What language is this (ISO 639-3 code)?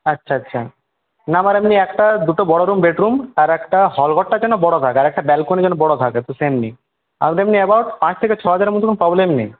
ben